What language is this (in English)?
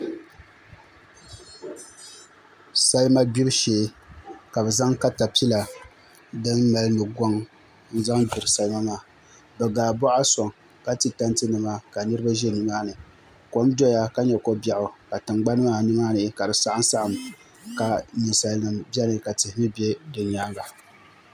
Dagbani